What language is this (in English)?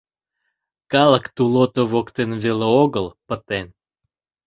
Mari